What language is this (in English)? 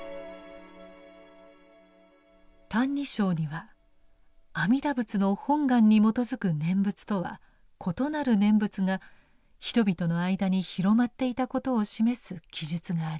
Japanese